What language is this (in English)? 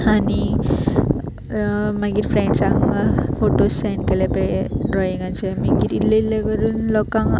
Konkani